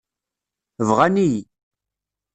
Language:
Kabyle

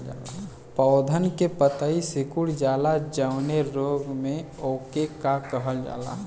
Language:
Bhojpuri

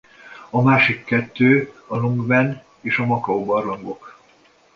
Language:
Hungarian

